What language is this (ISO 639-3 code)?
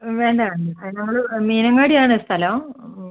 mal